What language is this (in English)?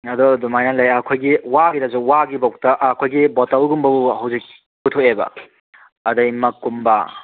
Manipuri